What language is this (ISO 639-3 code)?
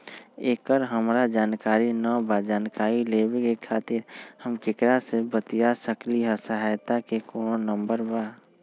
mag